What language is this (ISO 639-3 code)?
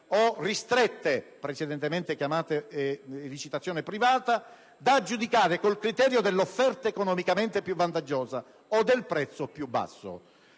ita